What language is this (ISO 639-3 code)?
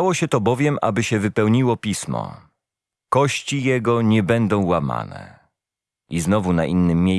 pol